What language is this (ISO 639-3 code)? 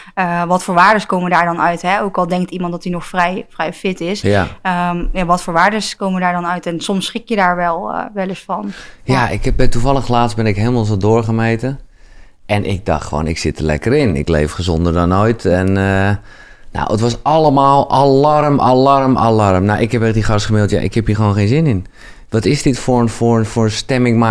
nld